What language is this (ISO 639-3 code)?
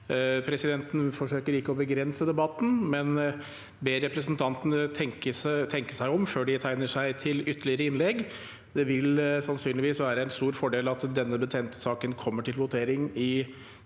nor